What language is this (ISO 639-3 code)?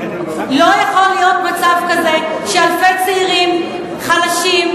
heb